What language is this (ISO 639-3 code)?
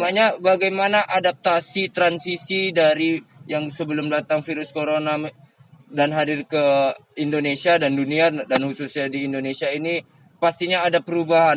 ind